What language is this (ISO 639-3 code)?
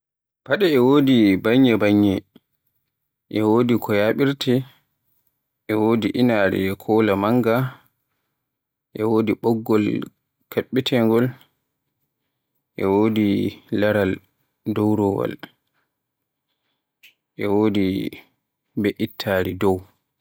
fue